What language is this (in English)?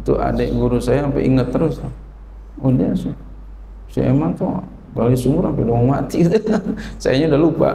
Indonesian